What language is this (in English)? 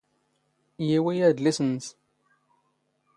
Standard Moroccan Tamazight